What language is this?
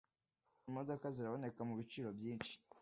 Kinyarwanda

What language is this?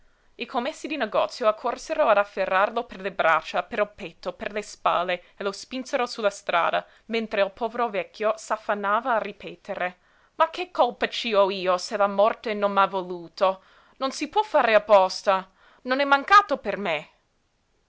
Italian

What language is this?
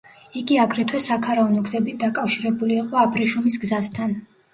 Georgian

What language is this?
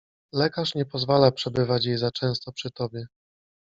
Polish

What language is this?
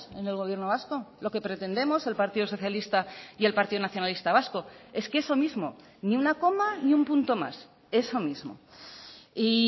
Spanish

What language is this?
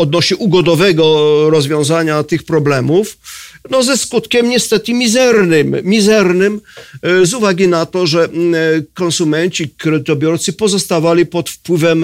Polish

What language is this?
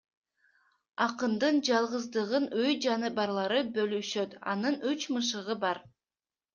Kyrgyz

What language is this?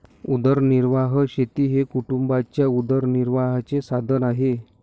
Marathi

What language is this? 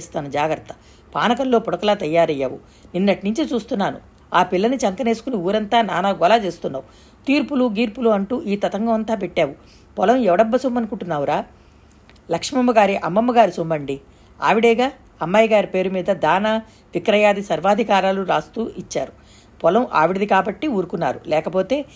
Telugu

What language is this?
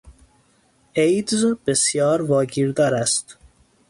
Persian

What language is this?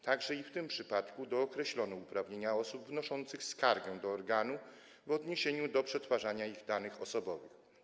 Polish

